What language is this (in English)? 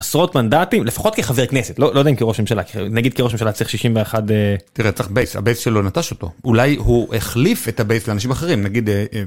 Hebrew